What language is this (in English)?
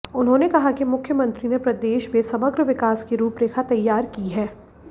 Hindi